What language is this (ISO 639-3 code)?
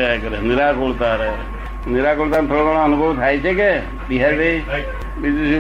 guj